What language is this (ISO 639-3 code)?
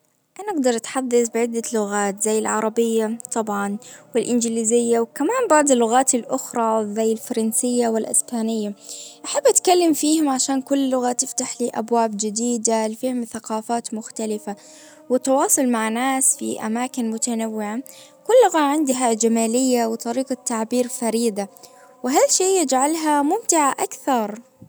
ars